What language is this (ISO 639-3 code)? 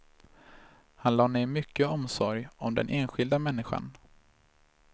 swe